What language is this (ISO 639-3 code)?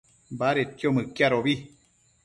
mcf